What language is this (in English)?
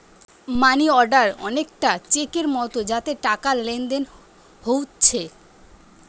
Bangla